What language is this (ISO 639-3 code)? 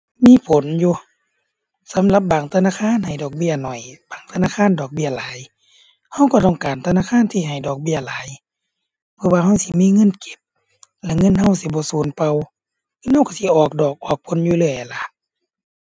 tha